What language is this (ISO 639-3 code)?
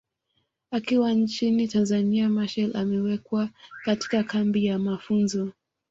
swa